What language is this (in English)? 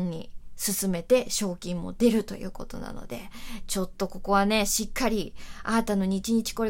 Japanese